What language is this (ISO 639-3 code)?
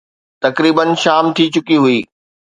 snd